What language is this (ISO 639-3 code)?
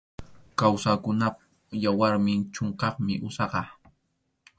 qxu